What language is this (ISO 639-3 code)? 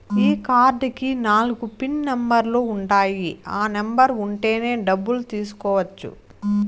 tel